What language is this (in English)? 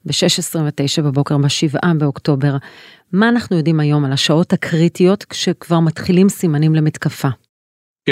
Hebrew